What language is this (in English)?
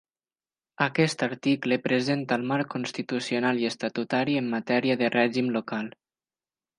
Catalan